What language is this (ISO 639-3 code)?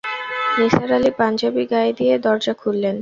ben